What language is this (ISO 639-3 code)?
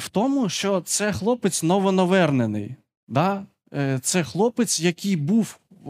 ukr